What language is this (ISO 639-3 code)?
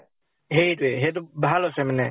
asm